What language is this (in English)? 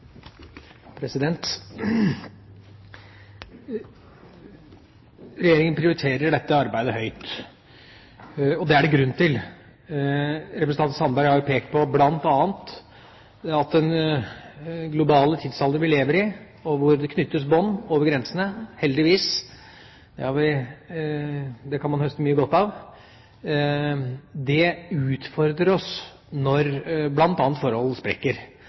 Norwegian Bokmål